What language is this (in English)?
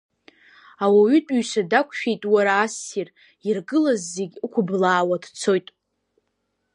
Abkhazian